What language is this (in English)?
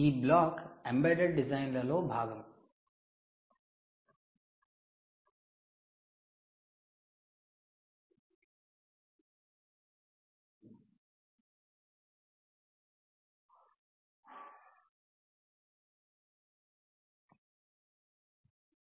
Telugu